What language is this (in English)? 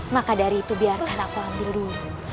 Indonesian